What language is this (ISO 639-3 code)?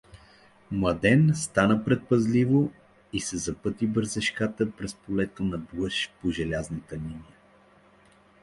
bul